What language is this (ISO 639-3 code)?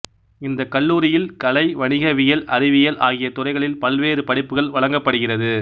tam